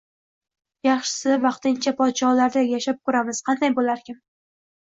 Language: Uzbek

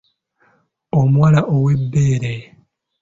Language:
Ganda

